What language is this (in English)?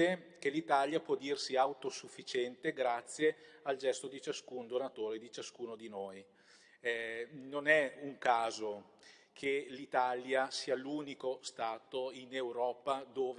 Italian